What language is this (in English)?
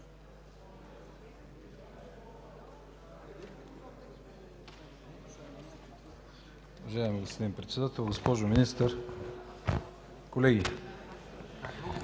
Bulgarian